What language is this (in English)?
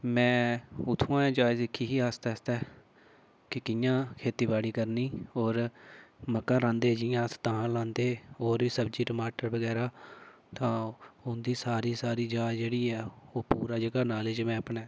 Dogri